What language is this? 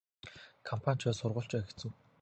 Mongolian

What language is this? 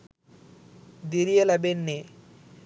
Sinhala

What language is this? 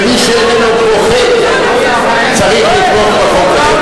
Hebrew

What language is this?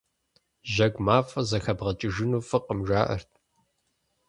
Kabardian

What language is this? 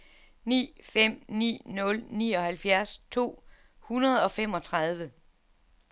Danish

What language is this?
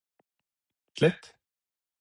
Norwegian Bokmål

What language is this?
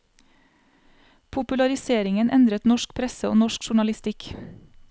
Norwegian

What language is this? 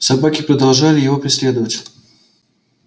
Russian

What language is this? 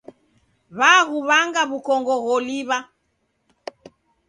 Taita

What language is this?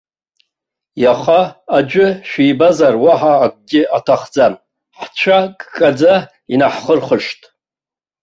Abkhazian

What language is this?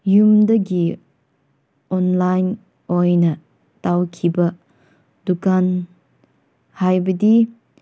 Manipuri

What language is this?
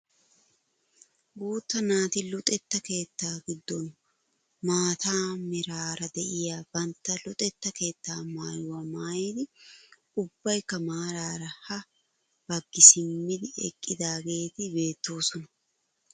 Wolaytta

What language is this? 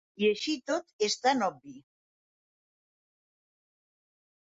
Catalan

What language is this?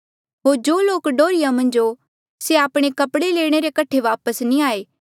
Mandeali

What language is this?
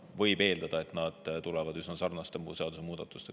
Estonian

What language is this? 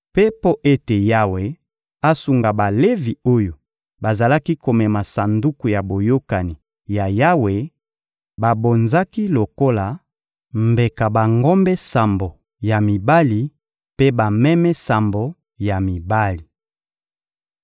Lingala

